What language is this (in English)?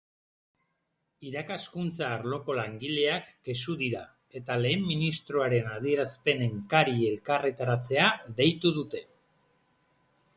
Basque